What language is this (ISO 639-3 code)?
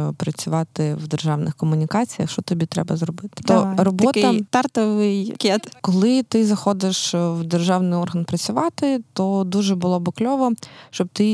ukr